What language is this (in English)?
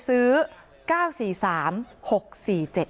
Thai